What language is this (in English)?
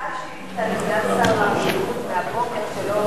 Hebrew